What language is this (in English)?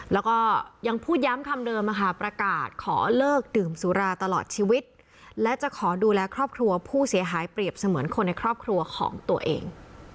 Thai